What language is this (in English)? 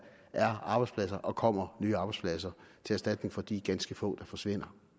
Danish